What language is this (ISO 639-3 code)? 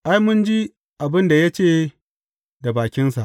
hau